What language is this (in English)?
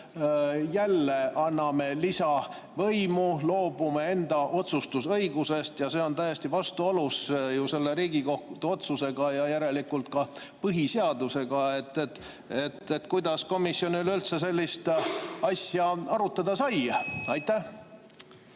Estonian